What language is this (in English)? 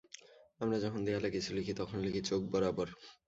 Bangla